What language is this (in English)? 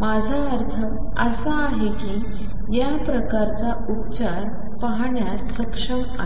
Marathi